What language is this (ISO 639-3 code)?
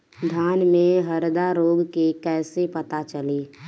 bho